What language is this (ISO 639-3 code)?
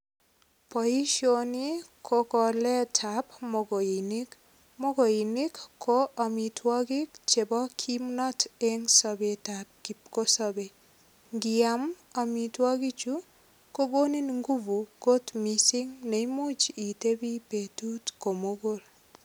kln